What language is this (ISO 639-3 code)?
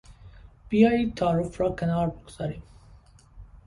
fas